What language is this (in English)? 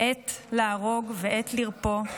Hebrew